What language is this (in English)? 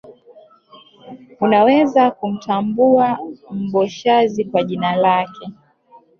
Swahili